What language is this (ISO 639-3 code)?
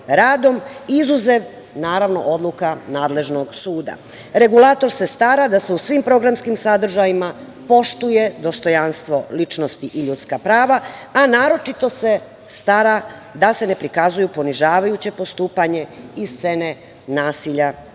srp